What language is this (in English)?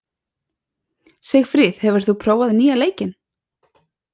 Icelandic